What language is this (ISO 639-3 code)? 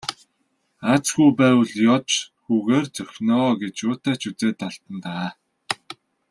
mon